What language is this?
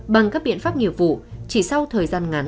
Vietnamese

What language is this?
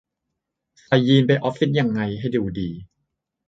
Thai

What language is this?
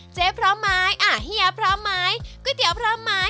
Thai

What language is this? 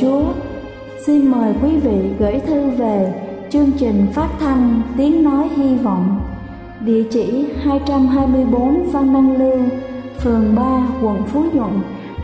Vietnamese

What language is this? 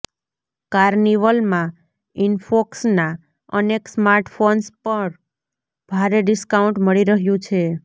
Gujarati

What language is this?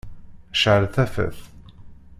Kabyle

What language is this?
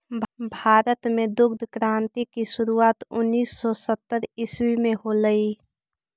Magahi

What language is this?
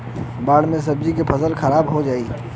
Bhojpuri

